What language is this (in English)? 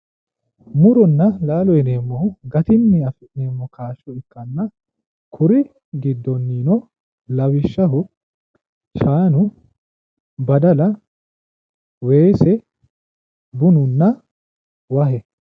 Sidamo